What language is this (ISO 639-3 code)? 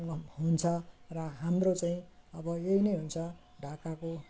nep